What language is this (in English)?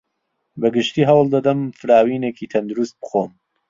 Central Kurdish